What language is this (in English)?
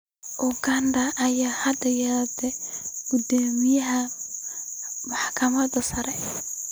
Somali